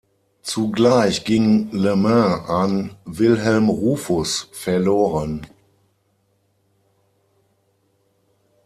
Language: German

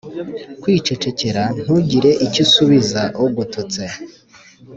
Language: Kinyarwanda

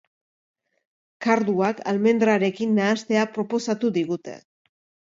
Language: Basque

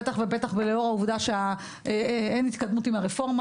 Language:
Hebrew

